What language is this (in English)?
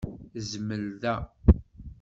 Kabyle